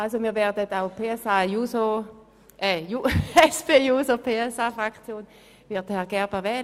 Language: Swiss German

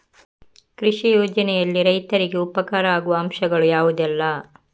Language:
Kannada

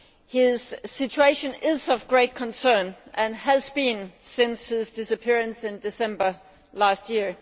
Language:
English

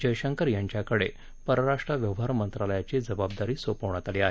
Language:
Marathi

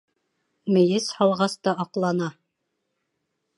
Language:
Bashkir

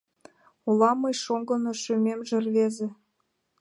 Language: Mari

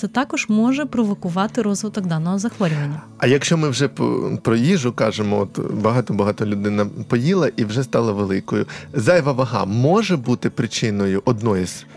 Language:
Ukrainian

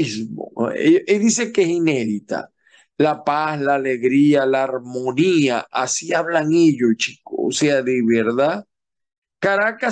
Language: Spanish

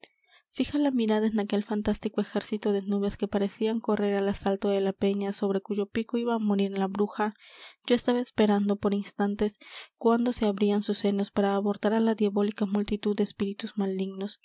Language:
Spanish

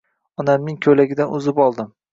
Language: Uzbek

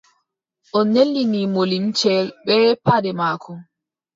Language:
Adamawa Fulfulde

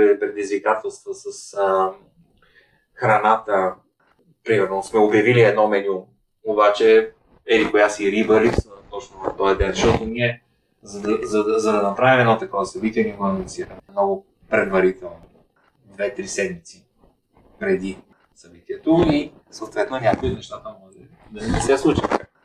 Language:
Bulgarian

